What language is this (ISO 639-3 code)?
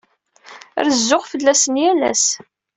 kab